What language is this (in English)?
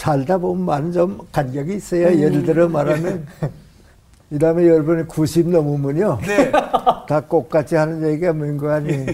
Korean